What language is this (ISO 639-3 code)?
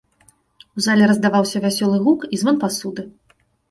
bel